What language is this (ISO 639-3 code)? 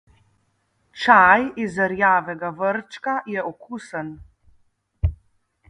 slv